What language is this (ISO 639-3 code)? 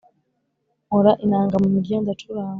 kin